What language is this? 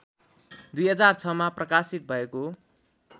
Nepali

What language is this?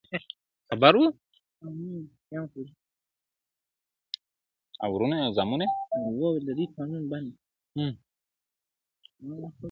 Pashto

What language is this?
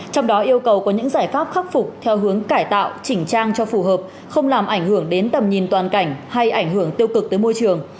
Vietnamese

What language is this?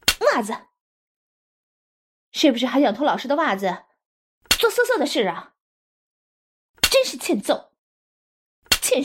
Chinese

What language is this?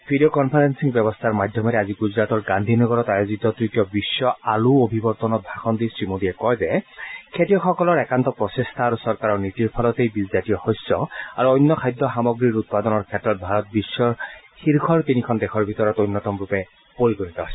Assamese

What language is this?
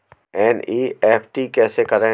Hindi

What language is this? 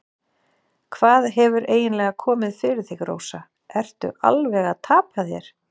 Icelandic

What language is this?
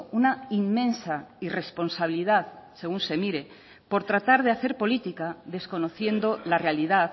Spanish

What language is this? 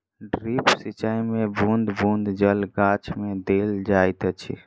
Maithili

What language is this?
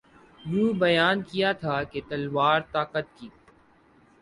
Urdu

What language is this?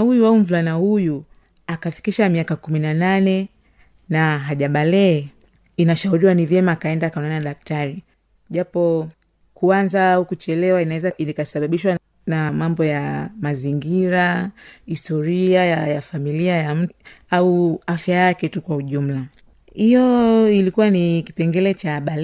Swahili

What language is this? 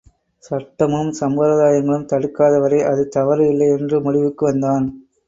Tamil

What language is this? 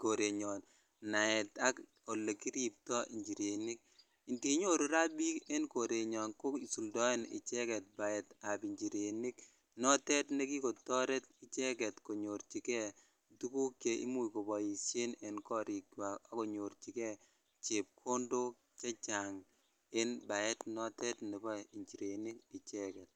Kalenjin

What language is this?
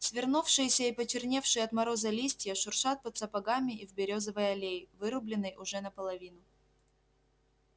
Russian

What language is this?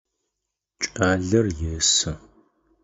Adyghe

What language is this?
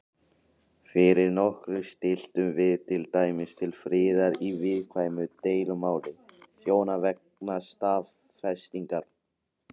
Icelandic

